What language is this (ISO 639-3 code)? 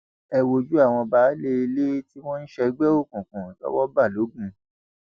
yor